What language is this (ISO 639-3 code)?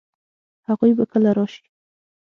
pus